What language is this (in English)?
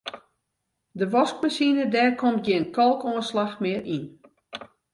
Western Frisian